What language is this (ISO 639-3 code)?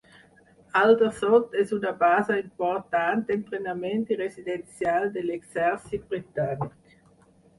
cat